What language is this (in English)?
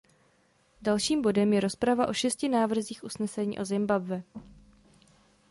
Czech